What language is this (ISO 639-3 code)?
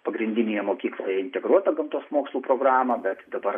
lit